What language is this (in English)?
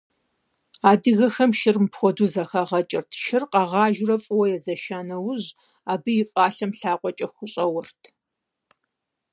Kabardian